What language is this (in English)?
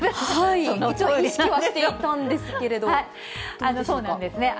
Japanese